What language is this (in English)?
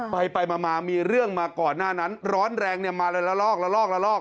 Thai